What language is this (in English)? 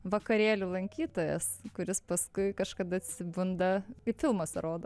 Lithuanian